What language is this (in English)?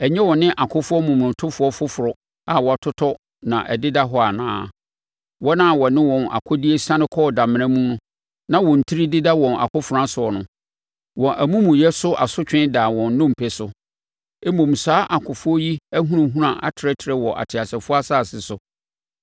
Akan